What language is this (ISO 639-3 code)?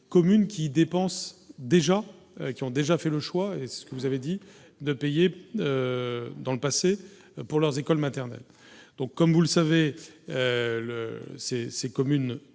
fra